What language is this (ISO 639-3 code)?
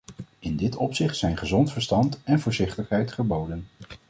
nld